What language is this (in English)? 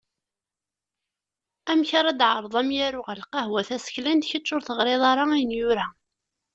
Kabyle